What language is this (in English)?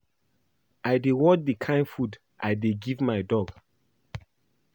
Nigerian Pidgin